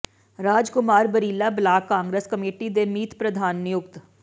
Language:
Punjabi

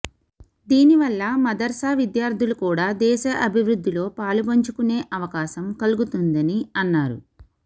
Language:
Telugu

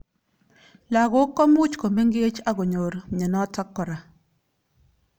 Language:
Kalenjin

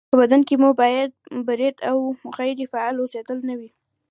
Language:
Pashto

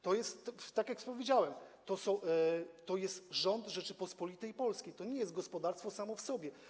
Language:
Polish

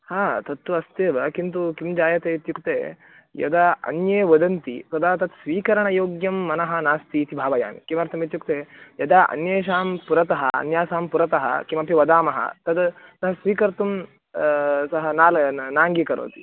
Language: Sanskrit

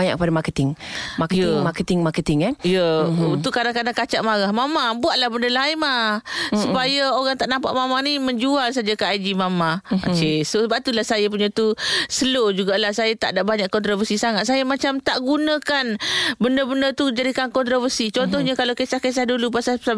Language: Malay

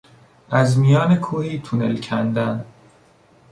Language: Persian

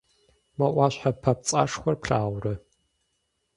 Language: Kabardian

